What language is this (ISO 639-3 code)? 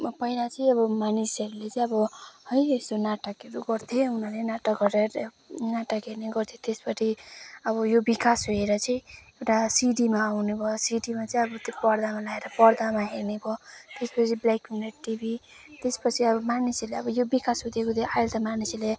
nep